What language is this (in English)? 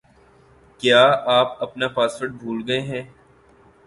Urdu